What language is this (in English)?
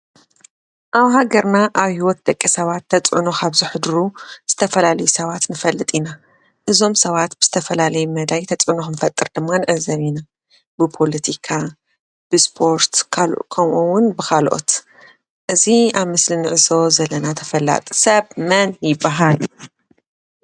Tigrinya